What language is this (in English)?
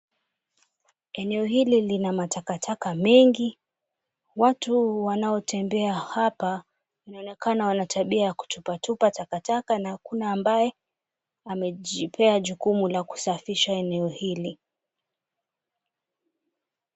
Swahili